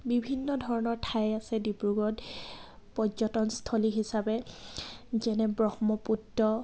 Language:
Assamese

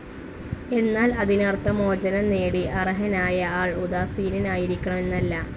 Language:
Malayalam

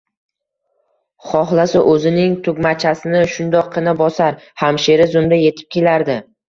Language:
Uzbek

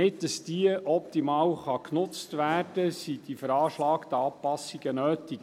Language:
Swiss German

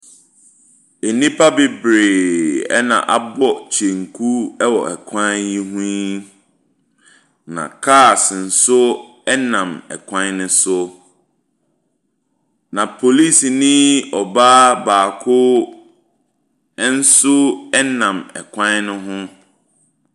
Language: Akan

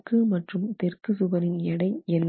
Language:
Tamil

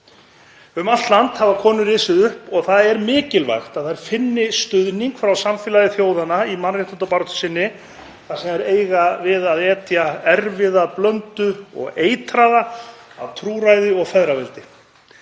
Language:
Icelandic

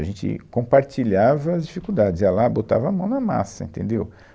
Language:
Portuguese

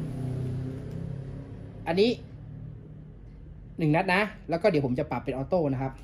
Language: Thai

